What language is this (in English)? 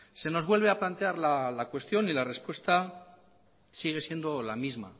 Spanish